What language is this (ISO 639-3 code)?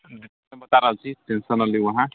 mai